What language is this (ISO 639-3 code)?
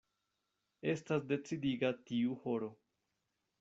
epo